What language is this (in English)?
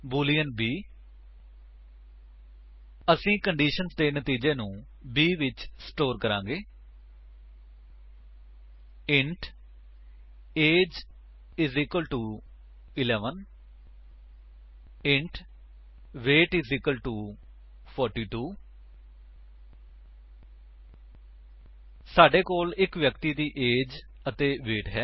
Punjabi